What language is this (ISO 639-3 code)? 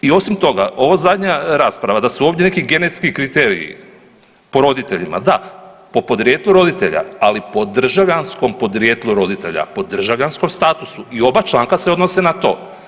hrv